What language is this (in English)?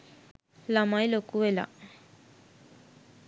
Sinhala